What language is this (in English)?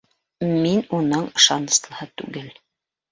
Bashkir